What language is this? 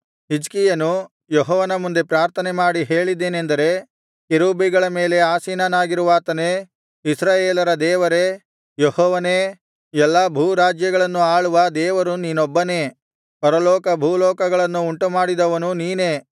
Kannada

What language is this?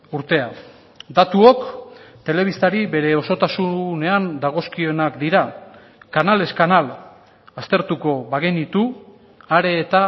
Basque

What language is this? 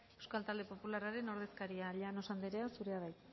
Basque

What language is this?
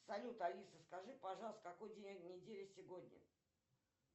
Russian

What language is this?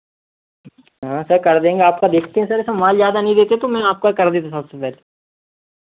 Hindi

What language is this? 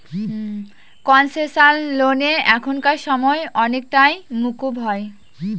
Bangla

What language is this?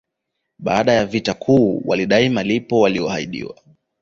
Swahili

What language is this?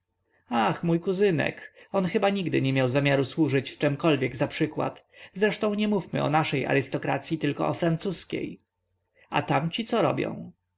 Polish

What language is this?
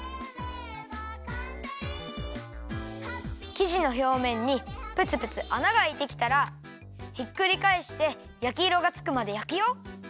Japanese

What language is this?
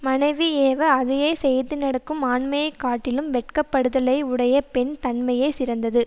Tamil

